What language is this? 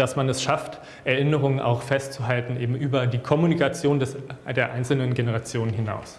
German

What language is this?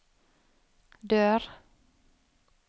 Norwegian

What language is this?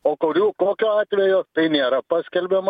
Lithuanian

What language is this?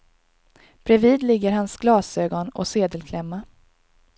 Swedish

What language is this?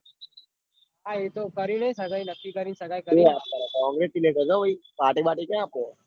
Gujarati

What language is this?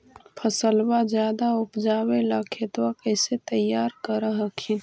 Magahi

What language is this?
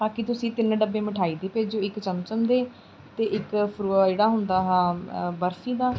Punjabi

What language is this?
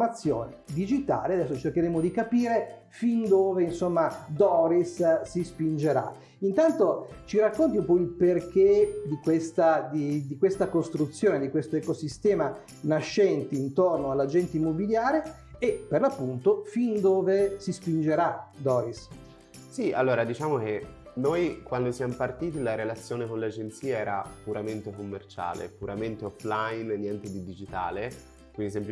Italian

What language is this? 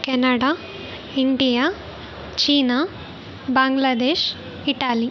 Kannada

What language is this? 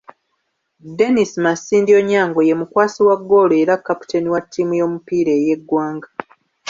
Ganda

